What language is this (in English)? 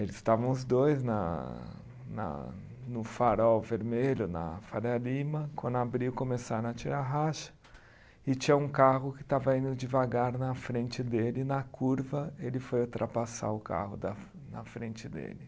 Portuguese